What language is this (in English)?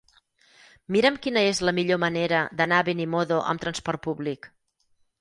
Catalan